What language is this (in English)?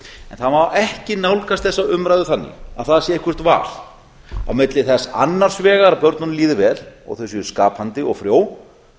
Icelandic